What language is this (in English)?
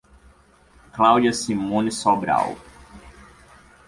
Portuguese